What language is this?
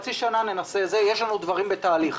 Hebrew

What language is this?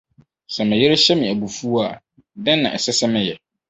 Akan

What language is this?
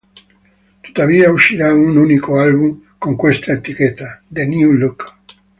Italian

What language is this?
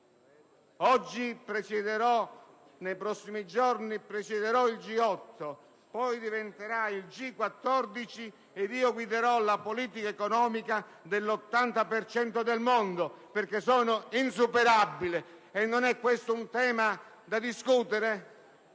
Italian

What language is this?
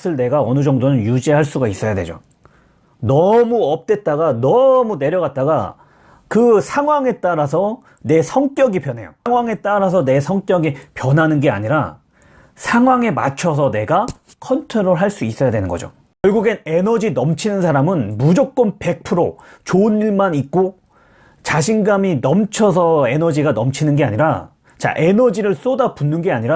Korean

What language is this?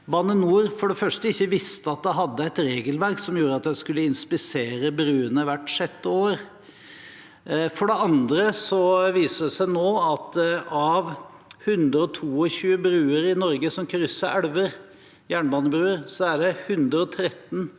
Norwegian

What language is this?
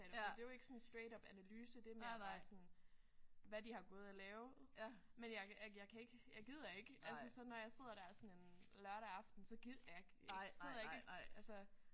Danish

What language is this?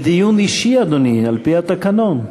Hebrew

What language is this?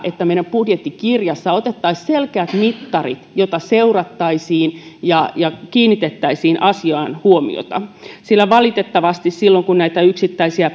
Finnish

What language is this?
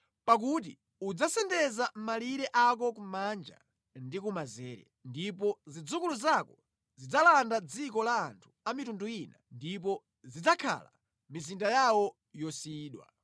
Nyanja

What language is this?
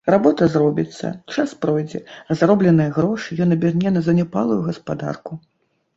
Belarusian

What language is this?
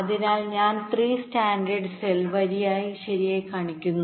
Malayalam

